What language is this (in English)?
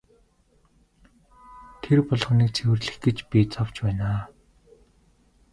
Mongolian